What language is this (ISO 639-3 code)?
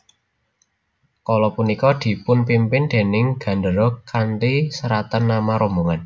jav